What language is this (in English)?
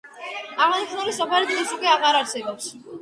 Georgian